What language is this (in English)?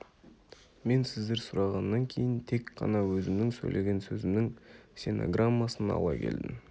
Kazakh